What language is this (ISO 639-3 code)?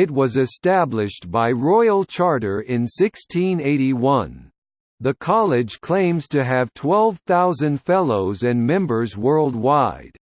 eng